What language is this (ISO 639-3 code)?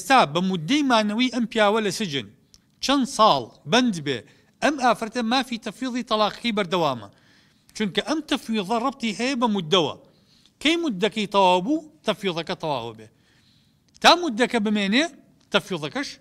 ara